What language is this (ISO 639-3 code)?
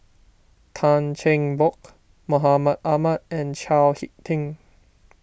eng